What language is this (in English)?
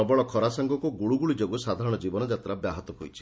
Odia